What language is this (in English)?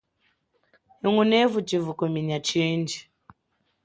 Chokwe